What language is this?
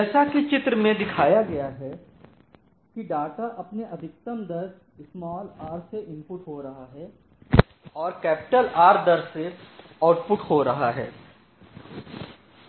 Hindi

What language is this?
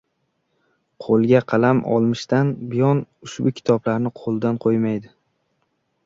Uzbek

